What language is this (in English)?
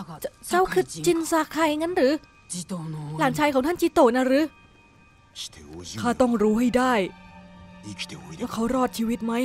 Thai